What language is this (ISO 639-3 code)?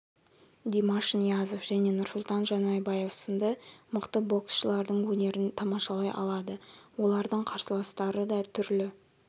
kaz